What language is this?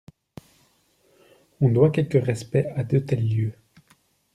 French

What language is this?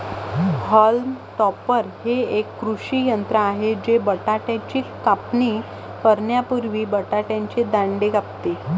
Marathi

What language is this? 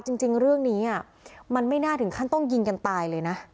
Thai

